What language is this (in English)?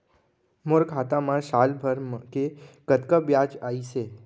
Chhattisgarhi